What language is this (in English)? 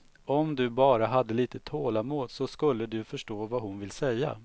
Swedish